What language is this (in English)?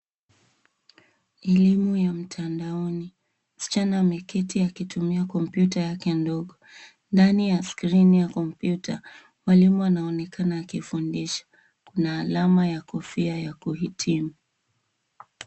Swahili